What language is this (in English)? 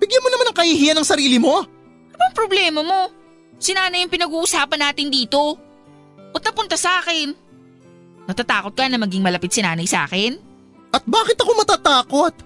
Filipino